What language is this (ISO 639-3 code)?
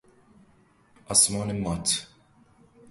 fas